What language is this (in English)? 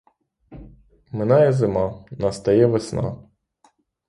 Ukrainian